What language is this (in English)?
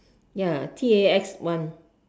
English